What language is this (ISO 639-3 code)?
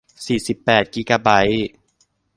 tha